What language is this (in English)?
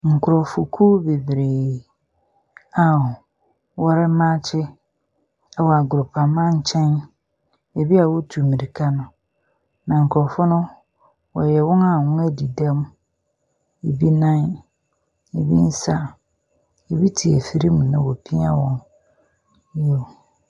Akan